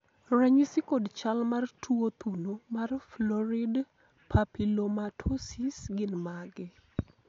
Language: Luo (Kenya and Tanzania)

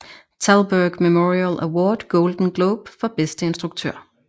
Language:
Danish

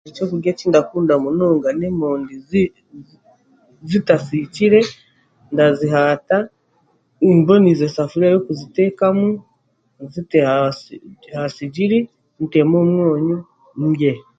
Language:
Chiga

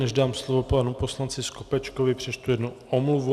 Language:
Czech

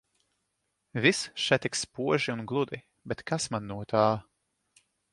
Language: Latvian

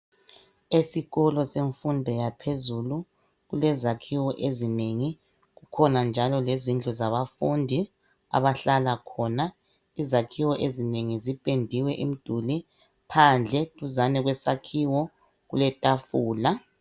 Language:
North Ndebele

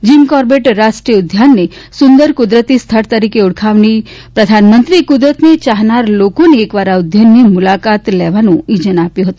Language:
Gujarati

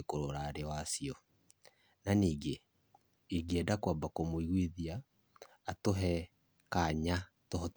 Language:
Kikuyu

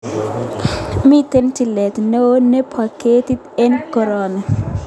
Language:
Kalenjin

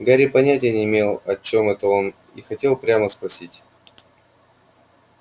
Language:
Russian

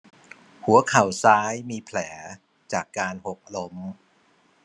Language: Thai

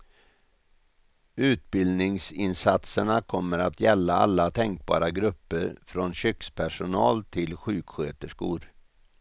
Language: Swedish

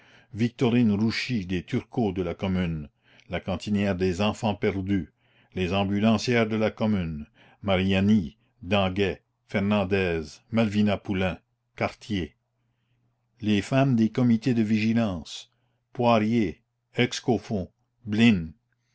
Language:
French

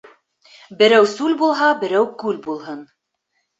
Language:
Bashkir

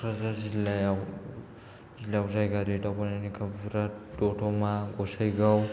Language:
Bodo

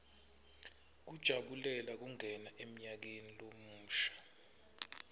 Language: Swati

